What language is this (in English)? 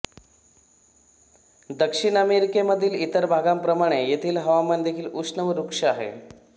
Marathi